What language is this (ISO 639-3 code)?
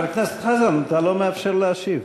heb